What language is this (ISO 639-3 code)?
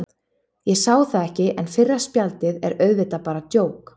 isl